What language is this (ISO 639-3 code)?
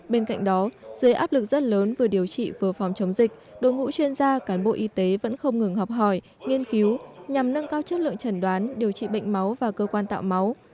vie